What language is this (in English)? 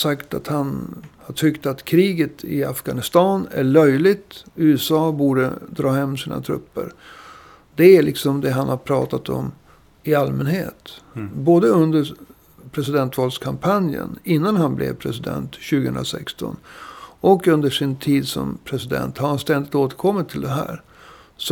Swedish